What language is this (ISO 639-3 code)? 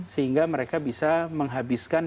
ind